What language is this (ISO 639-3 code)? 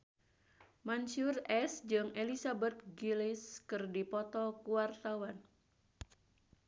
sun